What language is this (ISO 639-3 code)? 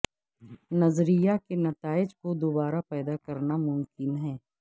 urd